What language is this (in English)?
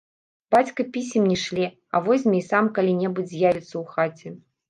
Belarusian